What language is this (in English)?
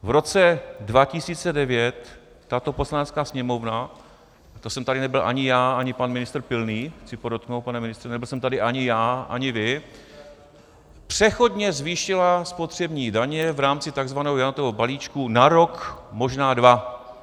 Czech